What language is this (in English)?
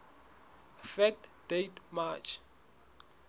Southern Sotho